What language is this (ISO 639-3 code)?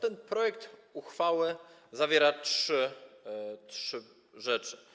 pol